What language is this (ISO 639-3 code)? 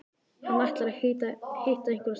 isl